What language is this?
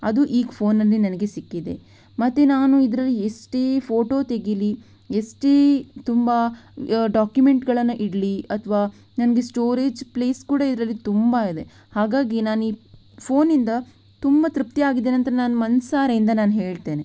Kannada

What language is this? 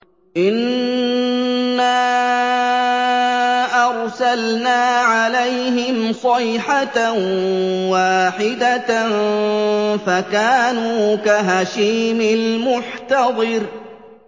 Arabic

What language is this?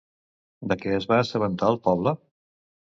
Catalan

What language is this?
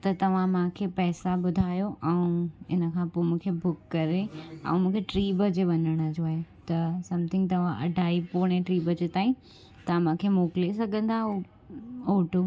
Sindhi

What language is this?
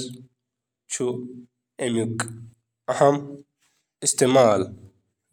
Kashmiri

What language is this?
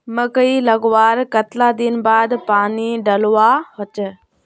Magahi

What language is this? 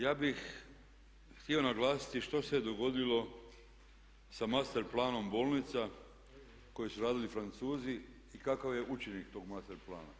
Croatian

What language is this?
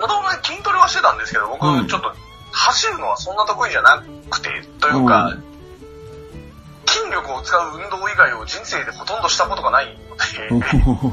Japanese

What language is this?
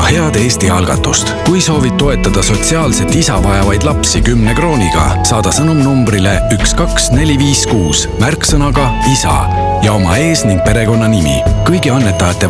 Finnish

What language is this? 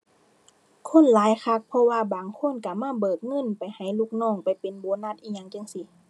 Thai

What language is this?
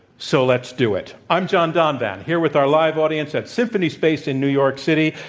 English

